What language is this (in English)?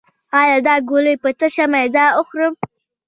Pashto